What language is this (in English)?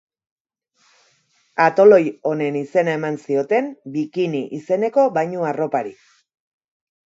Basque